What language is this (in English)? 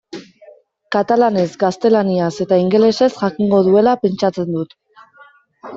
Basque